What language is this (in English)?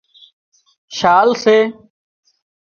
Wadiyara Koli